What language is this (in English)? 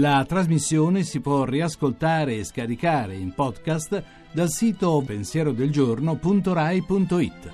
Italian